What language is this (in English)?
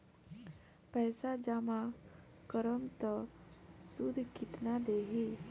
Bhojpuri